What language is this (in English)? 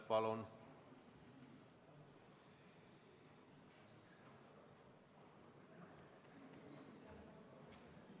Estonian